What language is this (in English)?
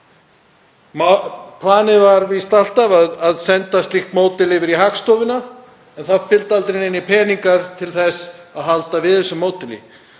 Icelandic